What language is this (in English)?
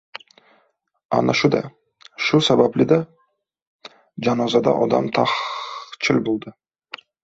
Uzbek